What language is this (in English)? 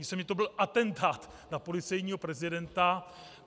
Czech